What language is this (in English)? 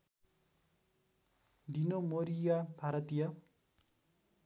Nepali